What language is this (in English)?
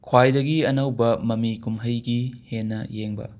Manipuri